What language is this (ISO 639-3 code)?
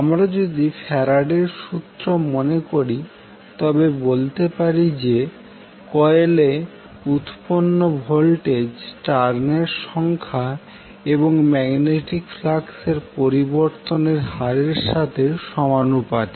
ben